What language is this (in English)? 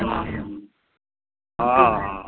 Maithili